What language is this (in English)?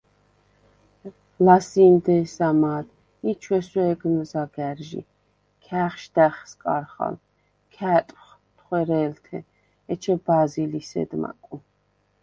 Svan